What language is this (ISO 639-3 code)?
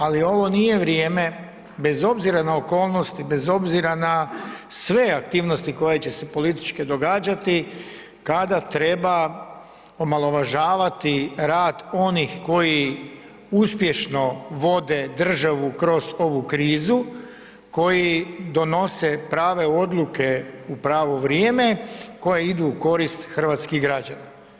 hrv